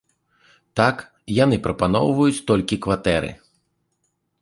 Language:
Belarusian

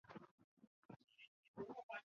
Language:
Chinese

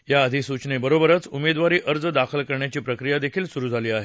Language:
Marathi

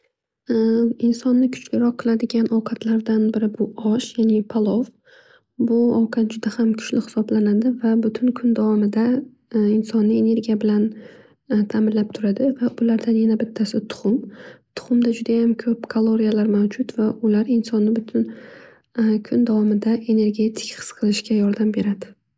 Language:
Uzbek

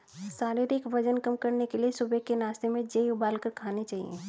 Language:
Hindi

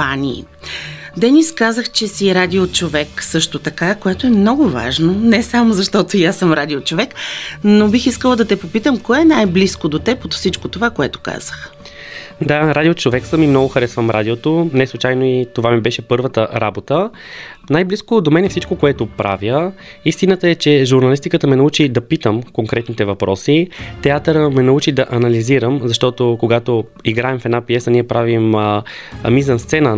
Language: Bulgarian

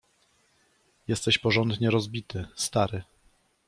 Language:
Polish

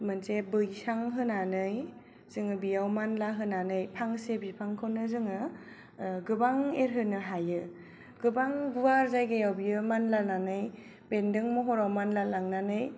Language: Bodo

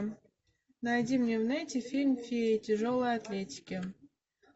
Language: Russian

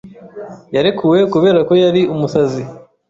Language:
Kinyarwanda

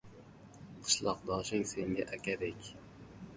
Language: Uzbek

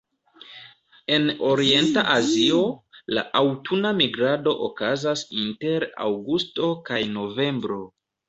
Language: Esperanto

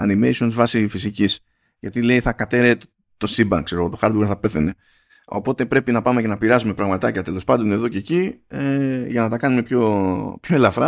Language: Greek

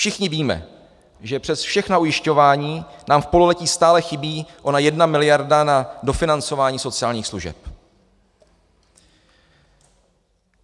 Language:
Czech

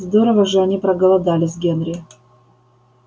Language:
Russian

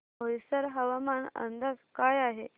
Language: Marathi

